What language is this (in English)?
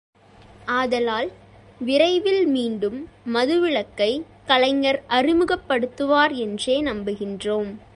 Tamil